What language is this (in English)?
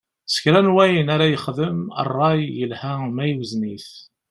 Kabyle